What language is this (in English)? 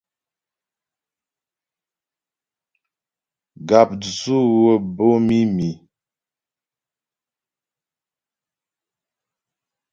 Ghomala